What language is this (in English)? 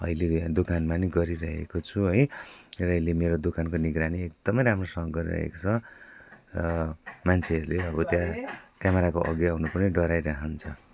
Nepali